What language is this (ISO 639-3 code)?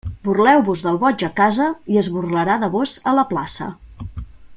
cat